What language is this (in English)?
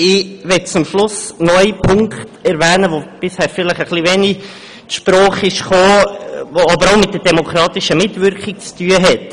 Swiss German